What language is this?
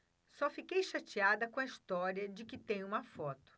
Portuguese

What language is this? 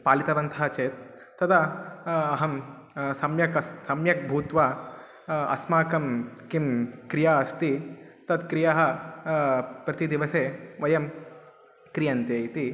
Sanskrit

